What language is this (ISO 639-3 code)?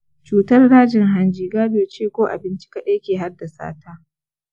hau